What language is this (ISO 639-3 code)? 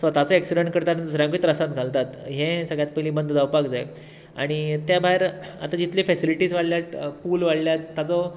kok